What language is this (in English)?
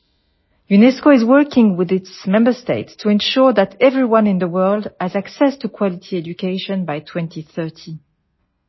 Gujarati